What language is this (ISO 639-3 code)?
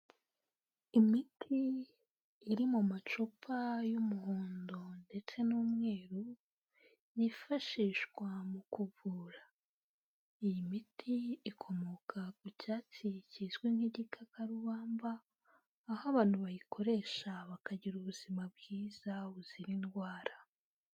kin